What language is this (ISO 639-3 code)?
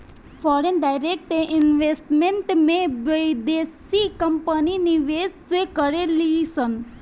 bho